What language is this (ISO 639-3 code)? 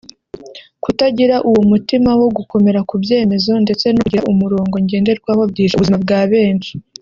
kin